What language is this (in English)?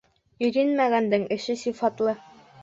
Bashkir